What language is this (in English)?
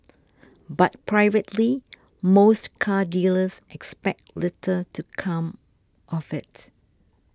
English